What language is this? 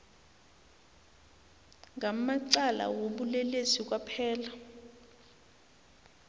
South Ndebele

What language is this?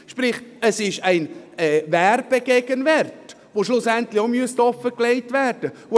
Swiss German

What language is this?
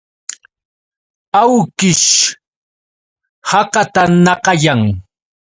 Yauyos Quechua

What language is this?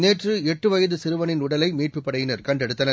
Tamil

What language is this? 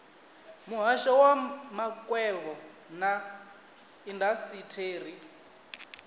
Venda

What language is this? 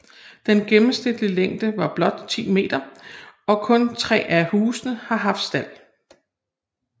Danish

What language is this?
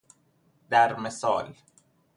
Persian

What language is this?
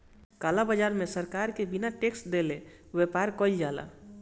Bhojpuri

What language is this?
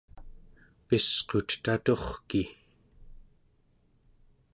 Central Yupik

